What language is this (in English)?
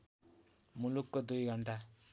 Nepali